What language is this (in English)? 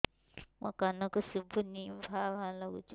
Odia